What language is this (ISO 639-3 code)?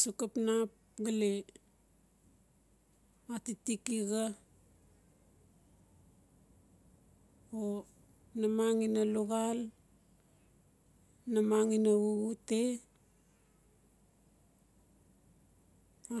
ncf